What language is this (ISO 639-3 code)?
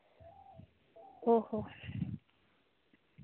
sat